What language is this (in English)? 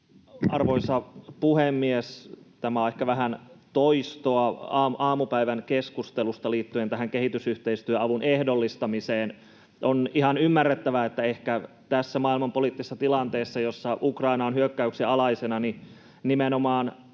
Finnish